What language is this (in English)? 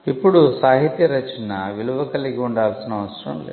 Telugu